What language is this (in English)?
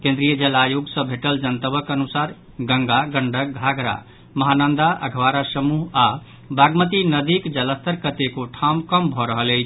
Maithili